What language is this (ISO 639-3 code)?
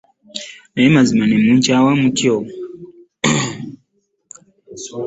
lug